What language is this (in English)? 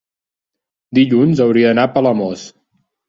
Catalan